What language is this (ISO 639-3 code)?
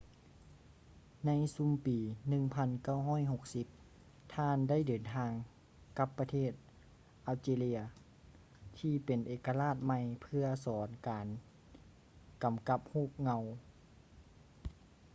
lao